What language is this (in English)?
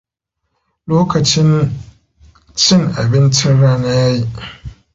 Hausa